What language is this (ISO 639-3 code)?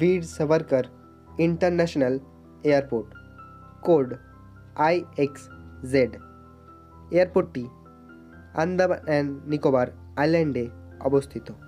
hin